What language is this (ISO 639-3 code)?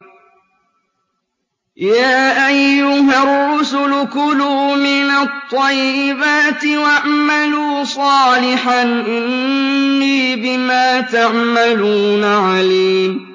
ara